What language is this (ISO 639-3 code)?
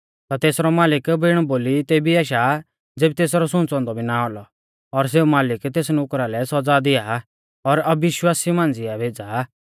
bfz